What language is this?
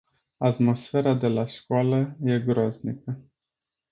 Romanian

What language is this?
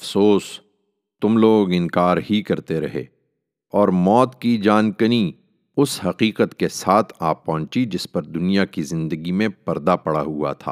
Urdu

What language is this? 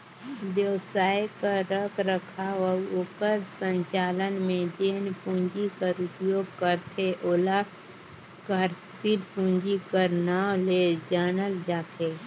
Chhattisgarhi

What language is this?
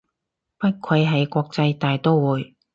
Cantonese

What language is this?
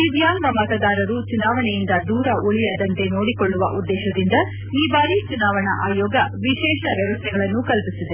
Kannada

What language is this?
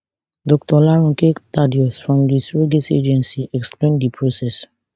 Nigerian Pidgin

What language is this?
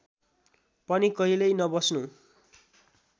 Nepali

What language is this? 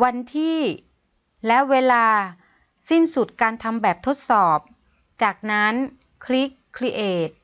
Thai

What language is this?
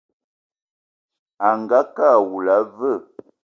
Eton (Cameroon)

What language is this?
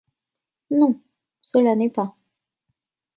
French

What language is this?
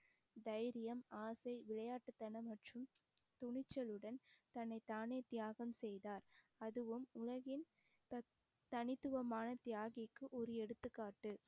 Tamil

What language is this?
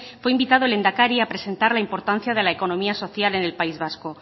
Spanish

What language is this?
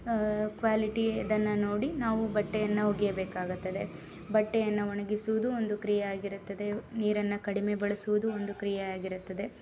Kannada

